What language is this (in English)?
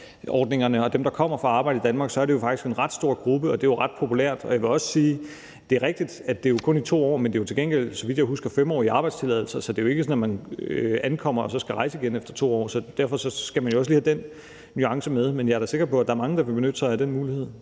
Danish